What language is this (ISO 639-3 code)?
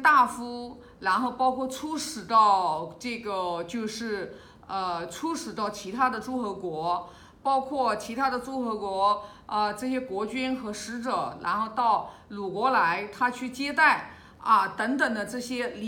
zho